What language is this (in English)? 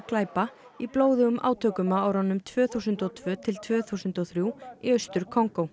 Icelandic